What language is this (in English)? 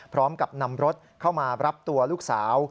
Thai